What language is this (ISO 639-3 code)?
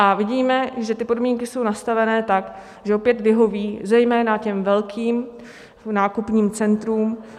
ces